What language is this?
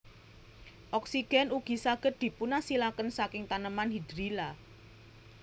Javanese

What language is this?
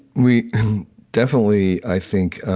English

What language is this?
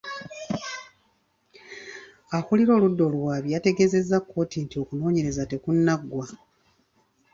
Ganda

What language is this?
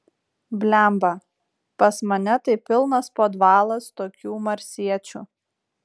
Lithuanian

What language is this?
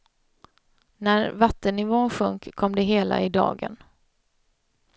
Swedish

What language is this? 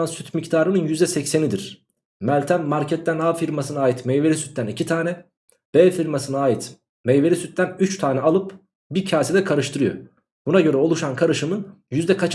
Turkish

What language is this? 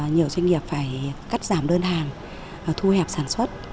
Vietnamese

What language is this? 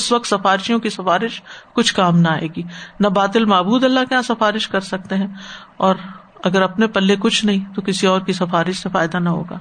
Urdu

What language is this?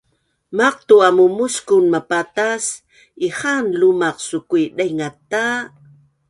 Bunun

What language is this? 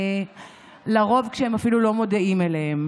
Hebrew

